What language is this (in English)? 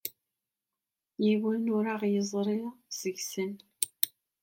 Kabyle